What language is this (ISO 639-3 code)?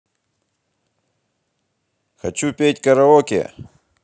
rus